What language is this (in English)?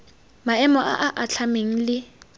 Tswana